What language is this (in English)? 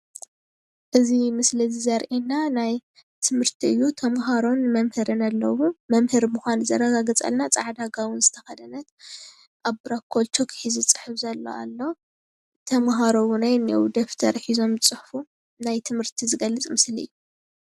Tigrinya